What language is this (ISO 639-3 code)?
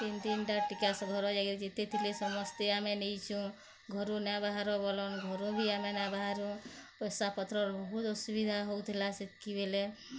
ori